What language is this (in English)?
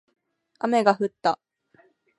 Japanese